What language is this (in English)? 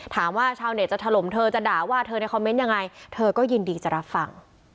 Thai